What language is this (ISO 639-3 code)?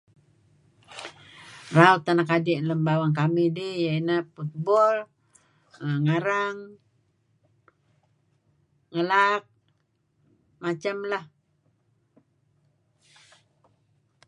kzi